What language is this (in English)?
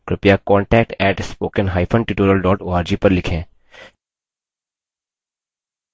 Hindi